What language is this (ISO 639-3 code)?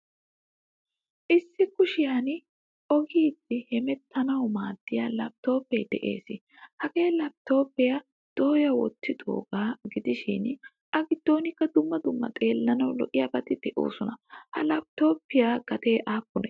wal